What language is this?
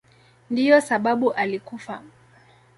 Swahili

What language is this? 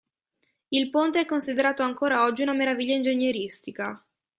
Italian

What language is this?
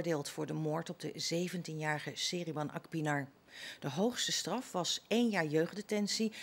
Dutch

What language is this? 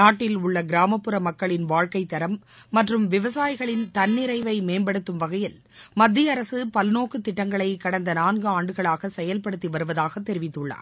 Tamil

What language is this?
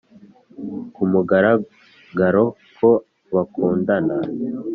Kinyarwanda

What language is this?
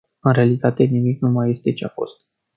Romanian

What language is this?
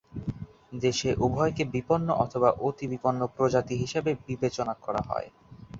Bangla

